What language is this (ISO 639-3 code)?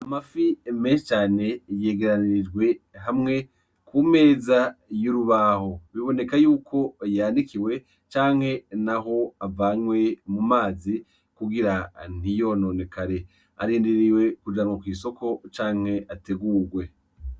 run